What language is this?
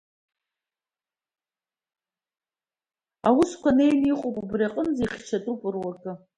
Abkhazian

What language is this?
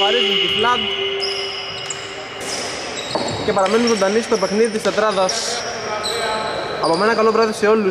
Greek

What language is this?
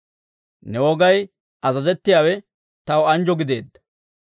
Dawro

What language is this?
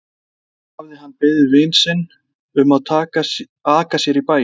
Icelandic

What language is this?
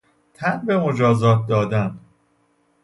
Persian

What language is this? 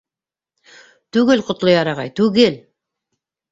Bashkir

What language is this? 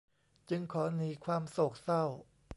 Thai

